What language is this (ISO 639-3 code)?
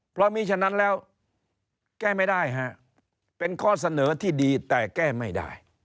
tha